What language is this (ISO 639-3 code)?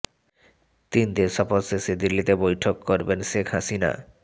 ben